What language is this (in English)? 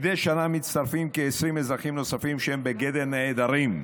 Hebrew